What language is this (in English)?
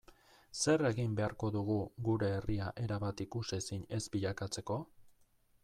Basque